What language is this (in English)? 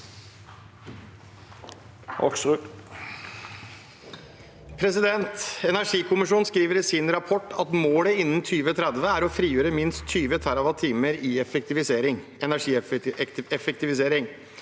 Norwegian